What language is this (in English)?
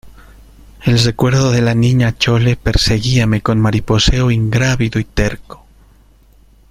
Spanish